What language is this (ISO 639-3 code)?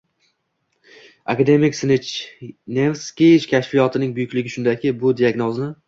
uzb